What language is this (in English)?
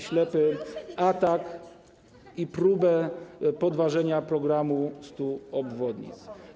Polish